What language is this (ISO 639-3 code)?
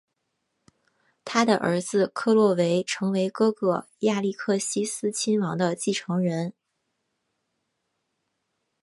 zho